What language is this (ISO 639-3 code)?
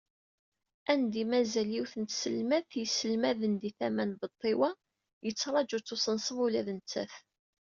kab